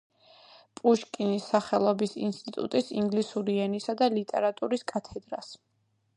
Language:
Georgian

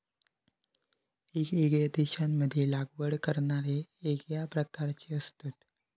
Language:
Marathi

